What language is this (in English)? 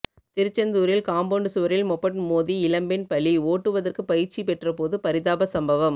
Tamil